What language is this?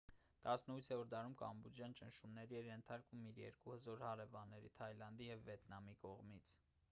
Armenian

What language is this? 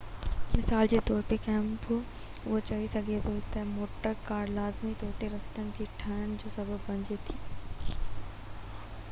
Sindhi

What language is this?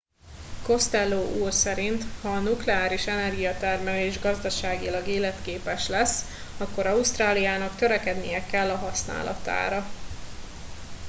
Hungarian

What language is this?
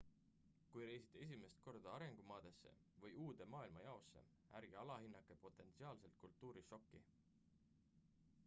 Estonian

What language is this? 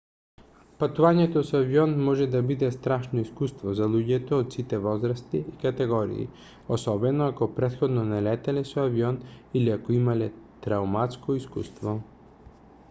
Macedonian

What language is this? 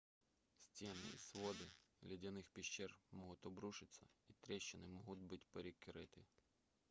Russian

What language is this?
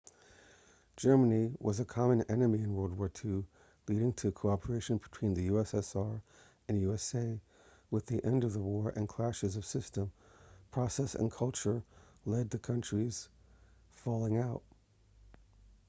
English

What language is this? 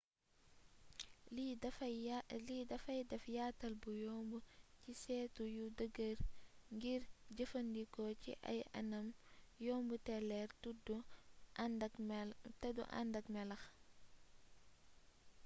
Wolof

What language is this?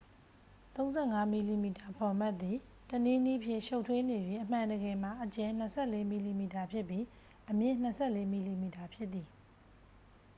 Burmese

